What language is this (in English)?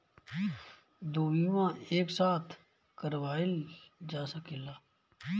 Bhojpuri